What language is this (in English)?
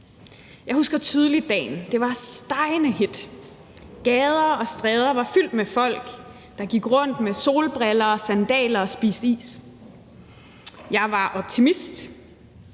Danish